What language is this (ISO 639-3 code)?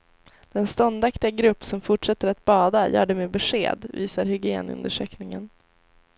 swe